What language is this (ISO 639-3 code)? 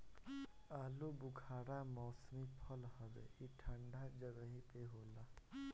bho